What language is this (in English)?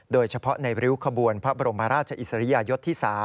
Thai